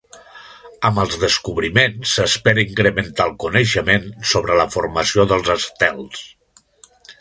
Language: Catalan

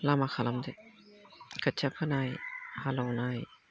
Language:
Bodo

